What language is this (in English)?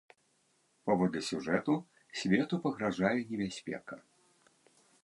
Belarusian